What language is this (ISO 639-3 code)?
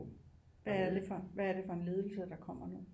dan